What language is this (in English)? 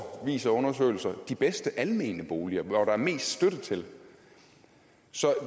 Danish